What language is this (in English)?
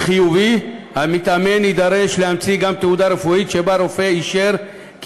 Hebrew